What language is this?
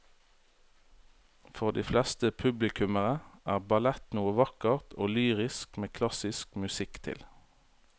Norwegian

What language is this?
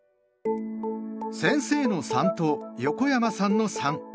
Japanese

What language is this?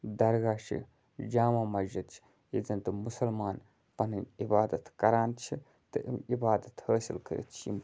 Kashmiri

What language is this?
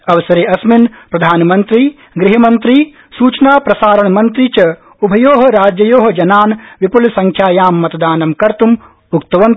Sanskrit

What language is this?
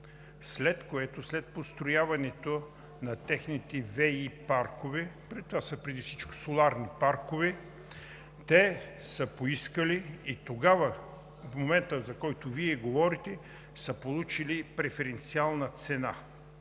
Bulgarian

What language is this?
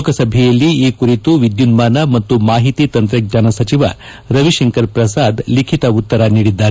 Kannada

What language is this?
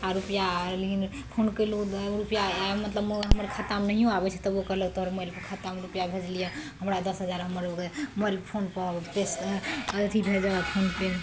Maithili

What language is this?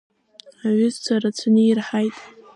Abkhazian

